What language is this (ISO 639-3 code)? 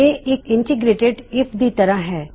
pan